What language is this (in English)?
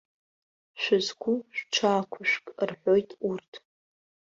Abkhazian